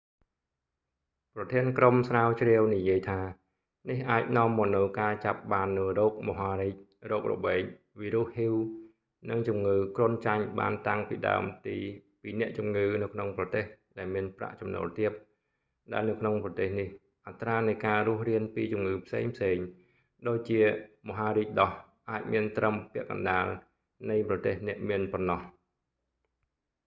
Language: Khmer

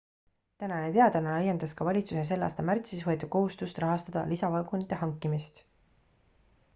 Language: Estonian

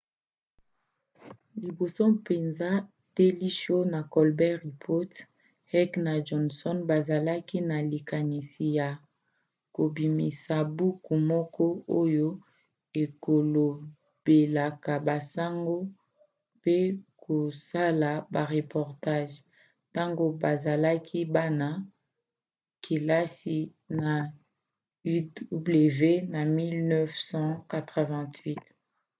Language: Lingala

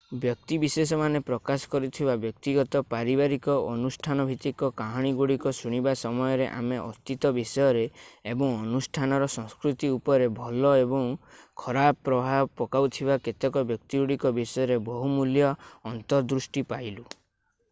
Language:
Odia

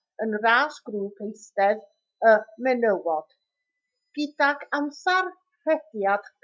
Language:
Welsh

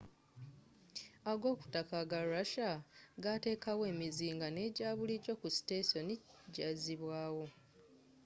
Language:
Ganda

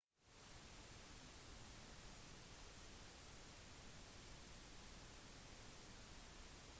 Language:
Norwegian Bokmål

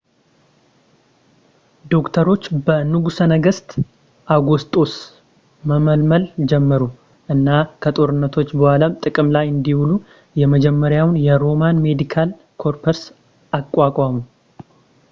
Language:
Amharic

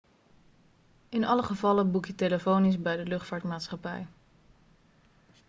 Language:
Dutch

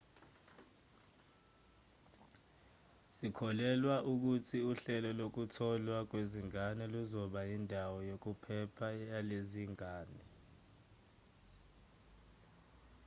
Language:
Zulu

